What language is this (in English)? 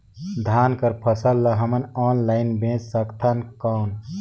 Chhattisgarhi